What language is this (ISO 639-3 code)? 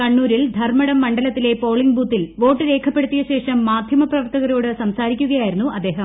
mal